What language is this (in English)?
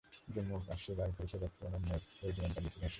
Bangla